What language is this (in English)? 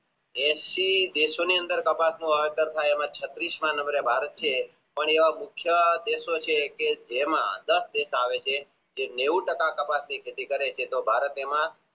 Gujarati